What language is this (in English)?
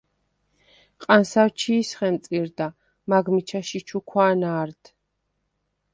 Svan